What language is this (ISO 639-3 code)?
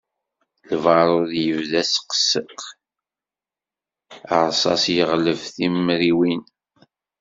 kab